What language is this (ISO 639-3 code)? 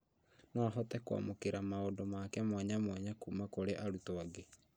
kik